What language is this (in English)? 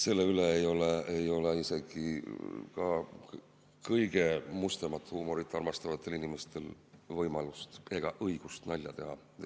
Estonian